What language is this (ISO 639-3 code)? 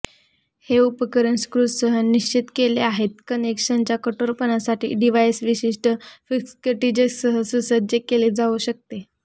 mar